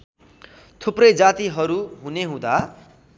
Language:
Nepali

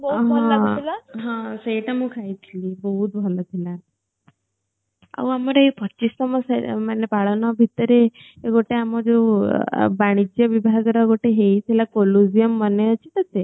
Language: Odia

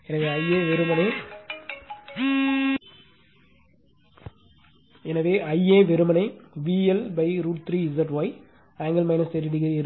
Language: Tamil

